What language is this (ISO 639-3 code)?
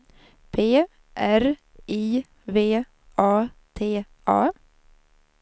swe